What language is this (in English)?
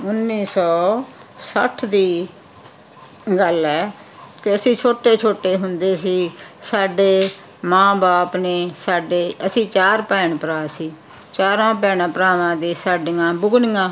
Punjabi